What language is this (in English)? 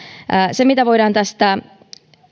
Finnish